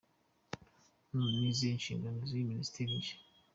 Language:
Kinyarwanda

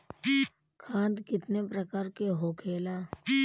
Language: Bhojpuri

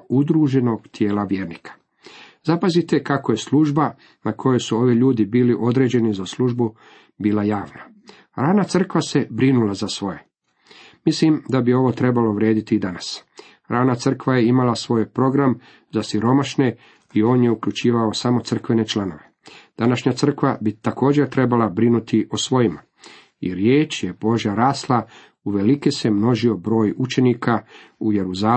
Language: Croatian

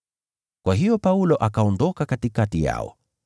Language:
Swahili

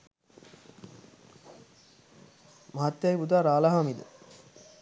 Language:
Sinhala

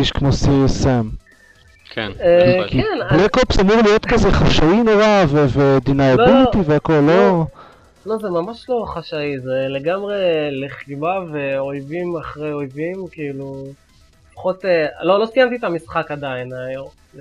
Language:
Hebrew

